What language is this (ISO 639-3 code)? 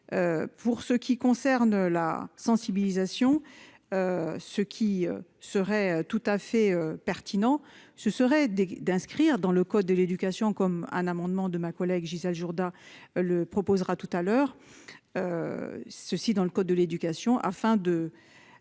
fra